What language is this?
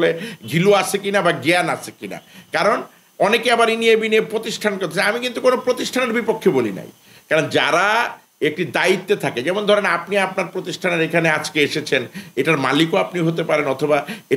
Bangla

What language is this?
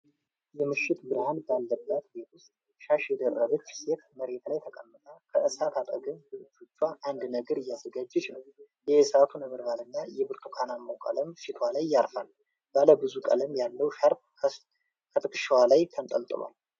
Amharic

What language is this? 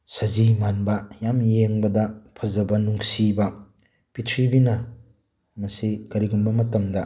Manipuri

